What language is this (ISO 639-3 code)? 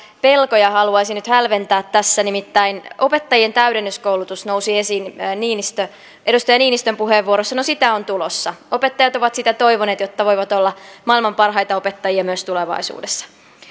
fin